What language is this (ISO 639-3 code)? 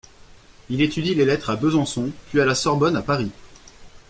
fra